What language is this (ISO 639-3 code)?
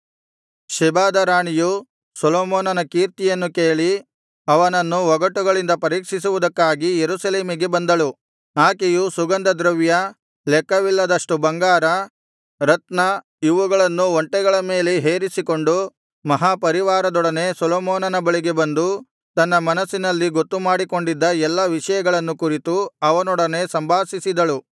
kan